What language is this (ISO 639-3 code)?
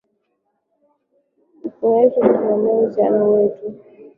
swa